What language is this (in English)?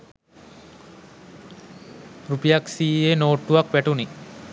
Sinhala